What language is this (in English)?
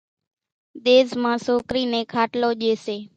Kachi Koli